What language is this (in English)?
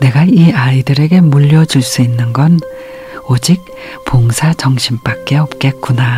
Korean